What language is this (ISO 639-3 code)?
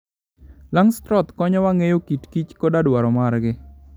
luo